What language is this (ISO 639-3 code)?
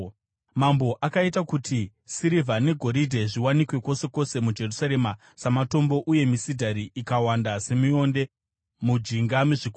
sna